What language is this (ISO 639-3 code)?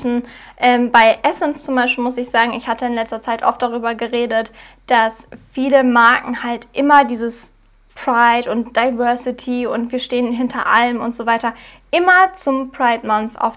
deu